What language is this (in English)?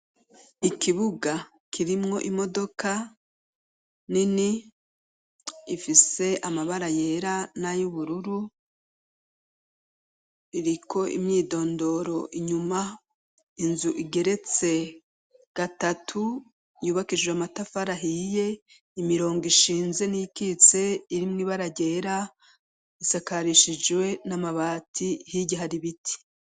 Rundi